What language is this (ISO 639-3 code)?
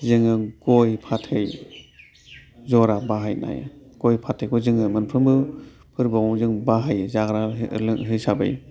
brx